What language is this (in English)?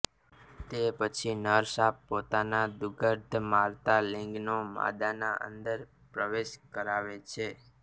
Gujarati